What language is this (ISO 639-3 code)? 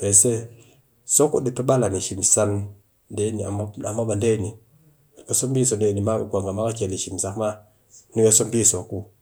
cky